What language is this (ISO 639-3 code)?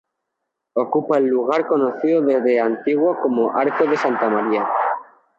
spa